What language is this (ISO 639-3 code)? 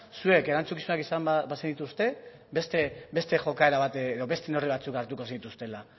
eus